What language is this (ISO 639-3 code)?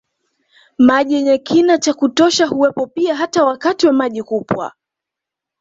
swa